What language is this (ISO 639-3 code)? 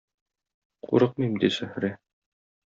tat